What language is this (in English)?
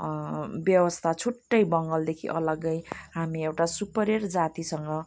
Nepali